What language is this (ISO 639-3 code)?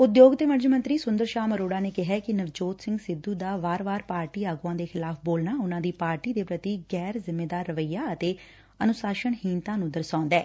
pan